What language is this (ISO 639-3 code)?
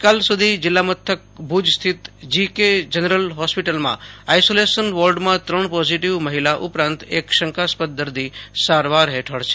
guj